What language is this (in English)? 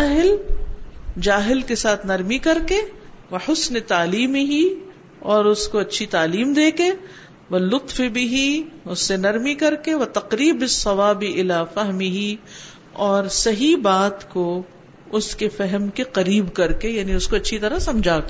Urdu